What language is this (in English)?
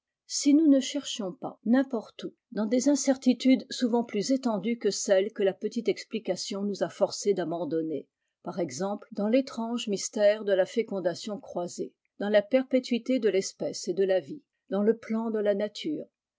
French